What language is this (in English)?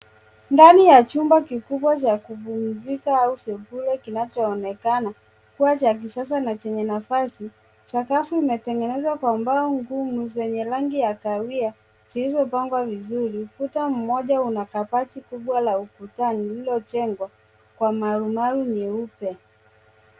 Swahili